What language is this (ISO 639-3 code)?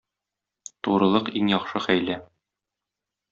tat